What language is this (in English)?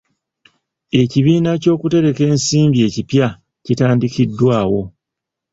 Ganda